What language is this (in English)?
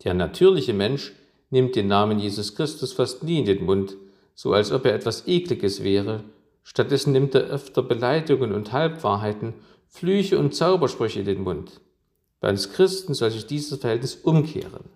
German